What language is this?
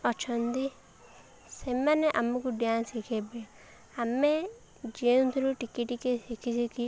Odia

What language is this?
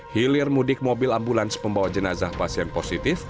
Indonesian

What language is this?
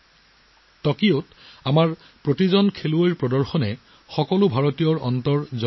Assamese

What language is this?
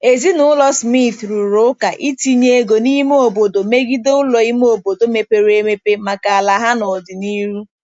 Igbo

